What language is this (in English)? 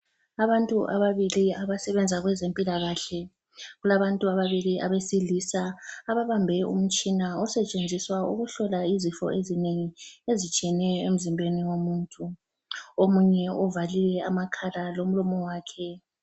North Ndebele